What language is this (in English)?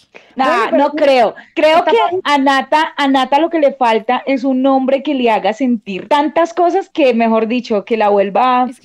Spanish